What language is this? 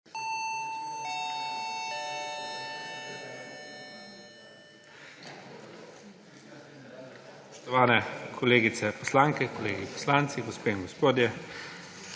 Slovenian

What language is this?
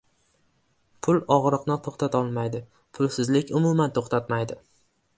Uzbek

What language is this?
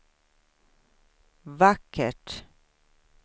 Swedish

